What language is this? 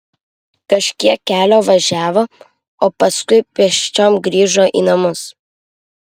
Lithuanian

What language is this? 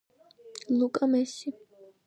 Georgian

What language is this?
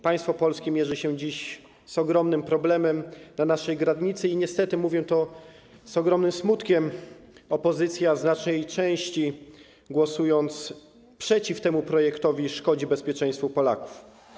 Polish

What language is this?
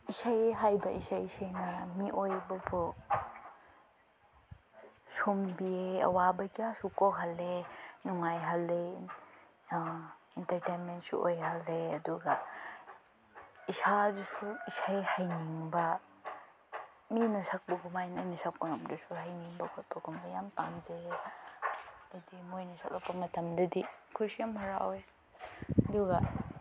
Manipuri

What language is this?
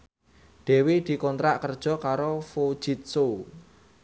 Javanese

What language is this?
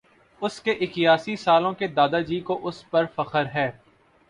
Urdu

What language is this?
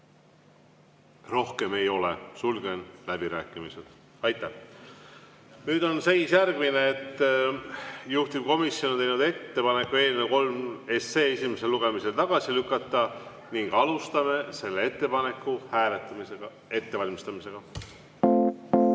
Estonian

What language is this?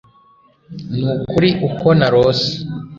Kinyarwanda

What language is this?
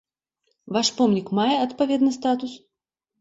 Belarusian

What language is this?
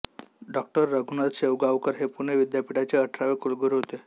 Marathi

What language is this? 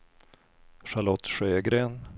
Swedish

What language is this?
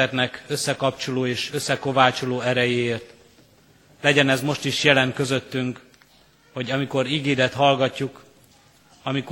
Hungarian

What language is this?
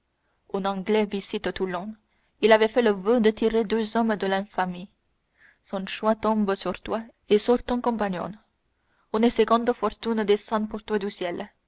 French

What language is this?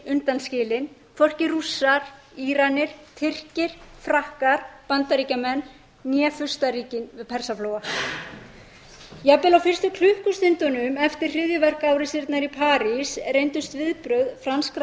Icelandic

